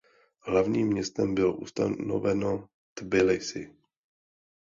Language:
Czech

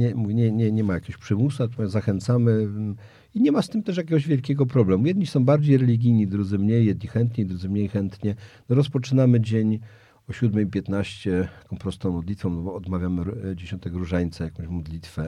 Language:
Polish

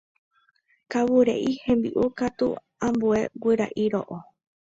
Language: Guarani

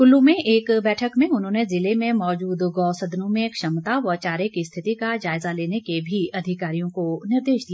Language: Hindi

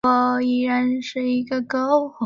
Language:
Chinese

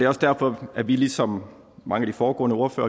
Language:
Danish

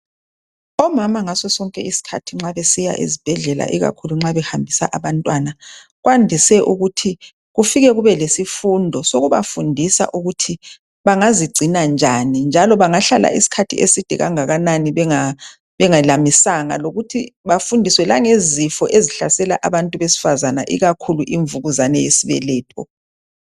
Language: North Ndebele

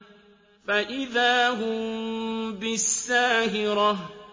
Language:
Arabic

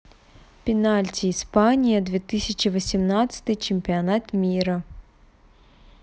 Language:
Russian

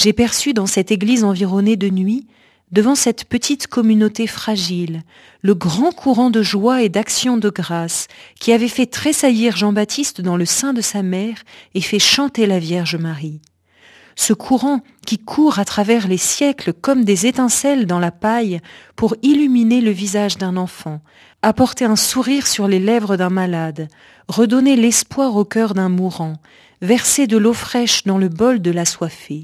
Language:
French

